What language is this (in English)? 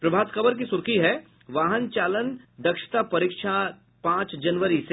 Hindi